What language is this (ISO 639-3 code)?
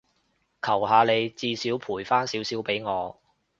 yue